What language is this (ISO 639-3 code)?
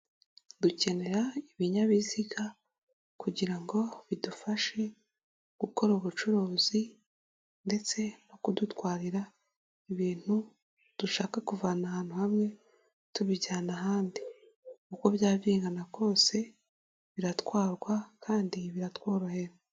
kin